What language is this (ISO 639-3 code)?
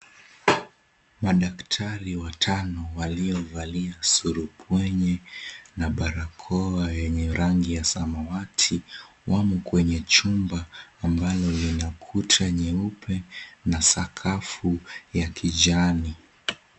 swa